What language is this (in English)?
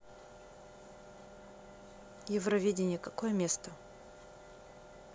Russian